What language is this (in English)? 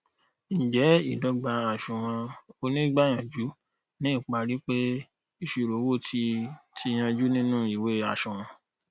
Yoruba